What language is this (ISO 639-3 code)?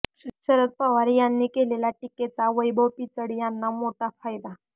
mar